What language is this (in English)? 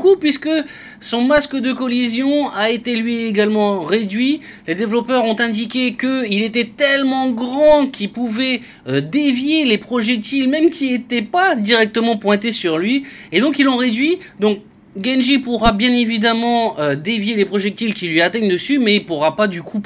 French